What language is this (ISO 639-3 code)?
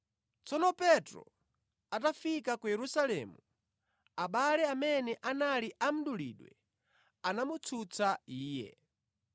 nya